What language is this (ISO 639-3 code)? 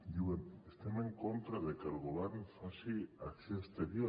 cat